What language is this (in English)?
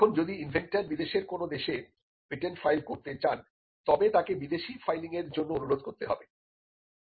Bangla